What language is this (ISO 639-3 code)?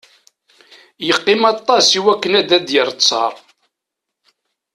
kab